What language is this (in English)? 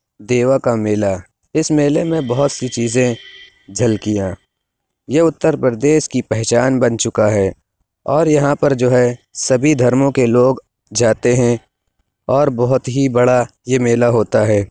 Urdu